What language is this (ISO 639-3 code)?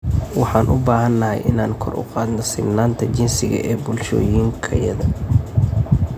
som